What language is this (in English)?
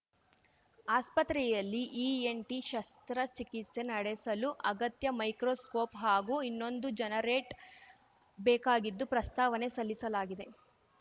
Kannada